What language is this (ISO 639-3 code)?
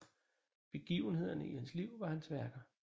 dan